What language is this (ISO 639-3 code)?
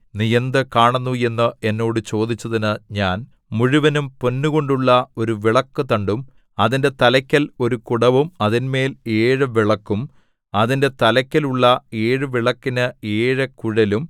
mal